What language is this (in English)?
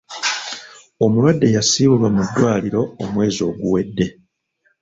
Ganda